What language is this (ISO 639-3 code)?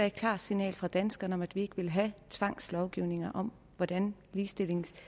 dan